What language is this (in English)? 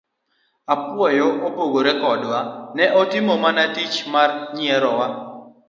Luo (Kenya and Tanzania)